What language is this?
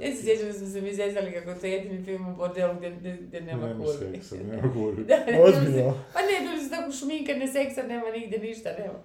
Croatian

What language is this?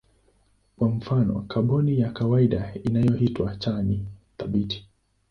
Swahili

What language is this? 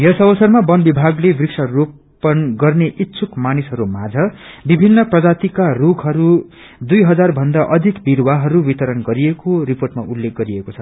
Nepali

